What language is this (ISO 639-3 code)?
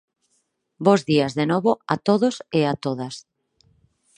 glg